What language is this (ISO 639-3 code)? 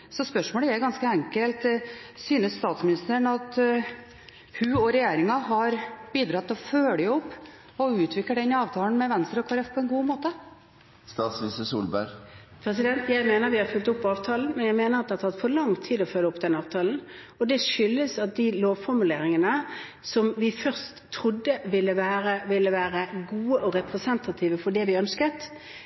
nob